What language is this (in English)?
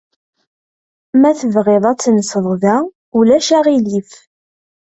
Kabyle